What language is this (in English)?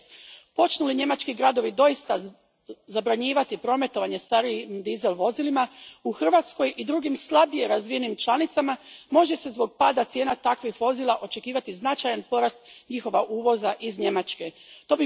Croatian